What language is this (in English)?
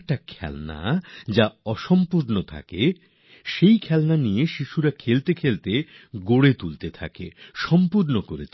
Bangla